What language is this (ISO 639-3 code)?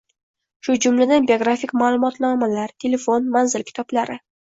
uzb